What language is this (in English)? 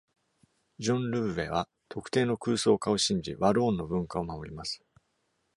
Japanese